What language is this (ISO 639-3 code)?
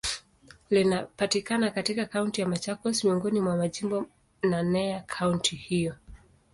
swa